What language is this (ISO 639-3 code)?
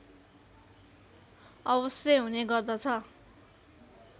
nep